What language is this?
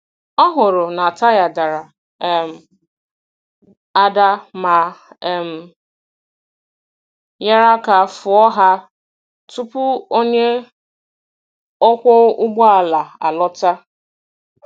Igbo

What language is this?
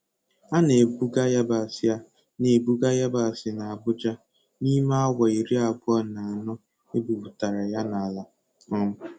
Igbo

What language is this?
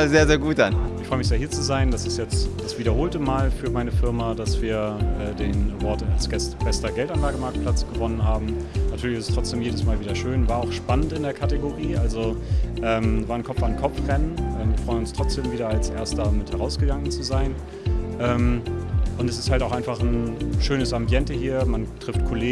German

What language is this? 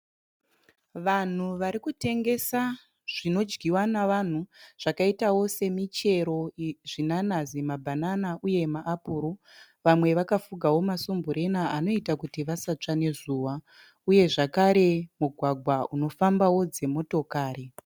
Shona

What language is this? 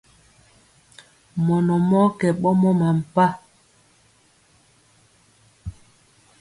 Mpiemo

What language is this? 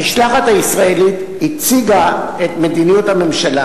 Hebrew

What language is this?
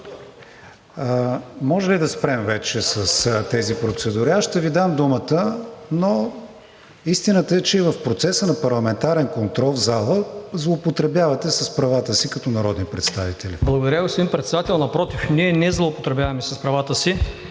Bulgarian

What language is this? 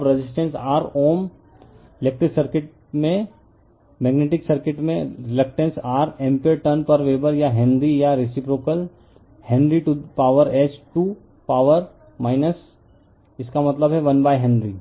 Hindi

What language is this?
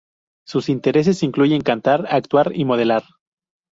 Spanish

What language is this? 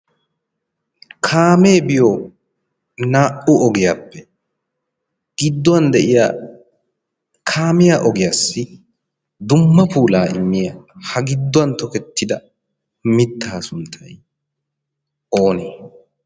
Wolaytta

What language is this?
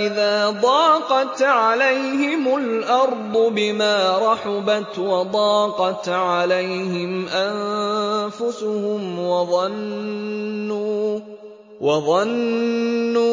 Arabic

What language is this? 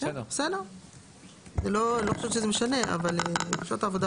Hebrew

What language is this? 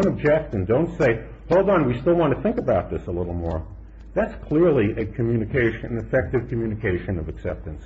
English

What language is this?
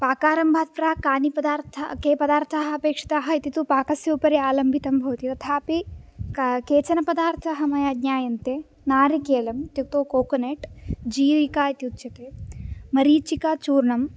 Sanskrit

